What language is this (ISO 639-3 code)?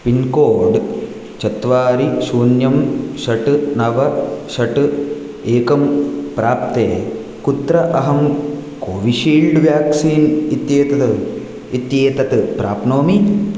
san